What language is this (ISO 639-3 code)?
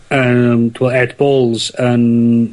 cym